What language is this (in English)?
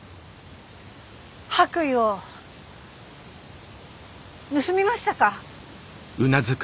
Japanese